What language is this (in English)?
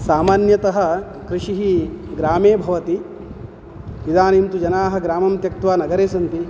Sanskrit